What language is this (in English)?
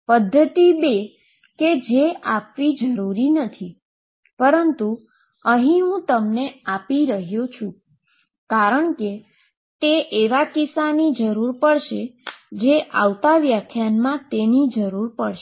Gujarati